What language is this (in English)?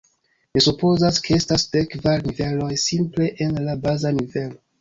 Esperanto